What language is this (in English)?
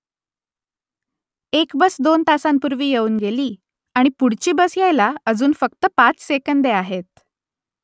Marathi